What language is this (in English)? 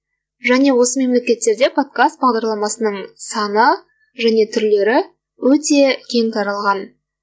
Kazakh